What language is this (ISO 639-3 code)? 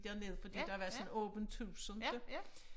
dan